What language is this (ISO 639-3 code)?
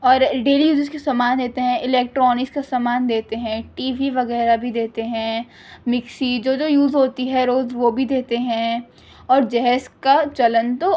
urd